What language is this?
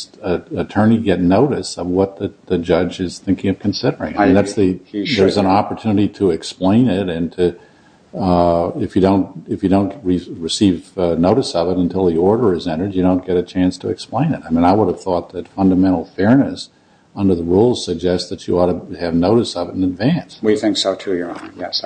English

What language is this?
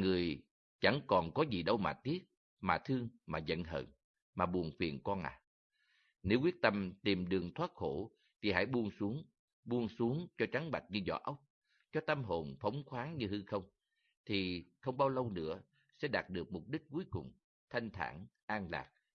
Vietnamese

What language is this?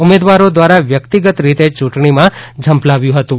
Gujarati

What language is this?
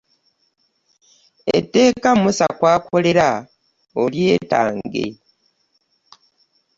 Ganda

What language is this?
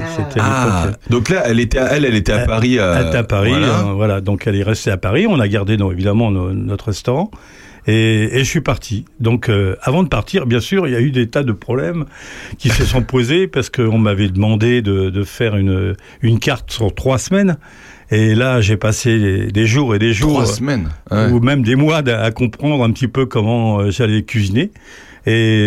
French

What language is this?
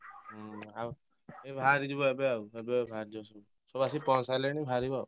Odia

